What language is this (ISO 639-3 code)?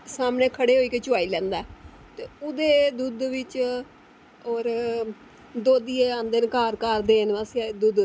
doi